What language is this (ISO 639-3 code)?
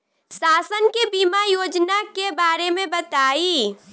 bho